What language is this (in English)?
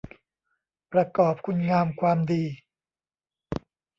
Thai